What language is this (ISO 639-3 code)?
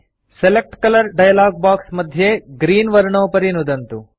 san